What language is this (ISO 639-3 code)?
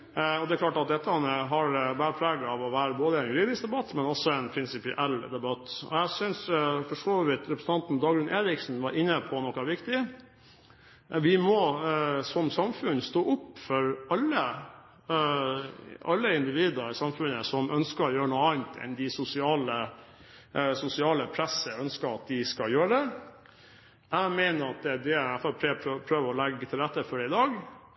nob